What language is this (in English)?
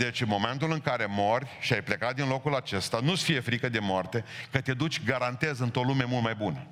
Romanian